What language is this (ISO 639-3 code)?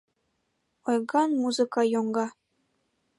chm